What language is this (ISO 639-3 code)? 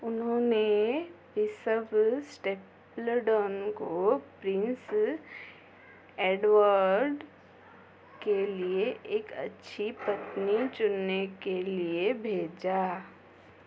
hin